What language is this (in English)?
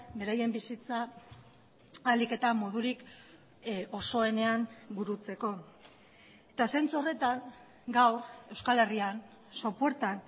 Basque